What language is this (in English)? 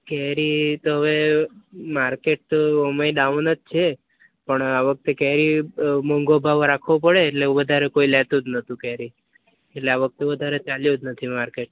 Gujarati